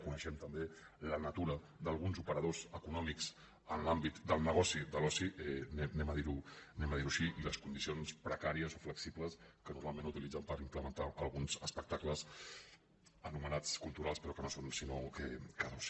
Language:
Catalan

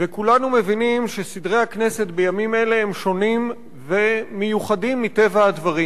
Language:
Hebrew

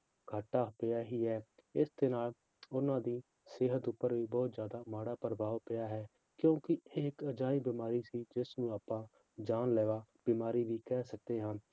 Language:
Punjabi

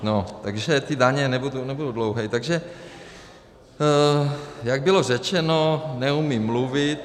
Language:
Czech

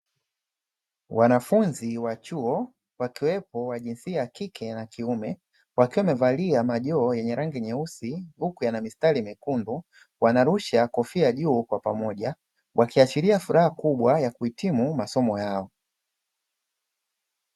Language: Swahili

